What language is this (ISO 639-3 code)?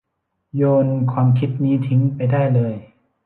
tha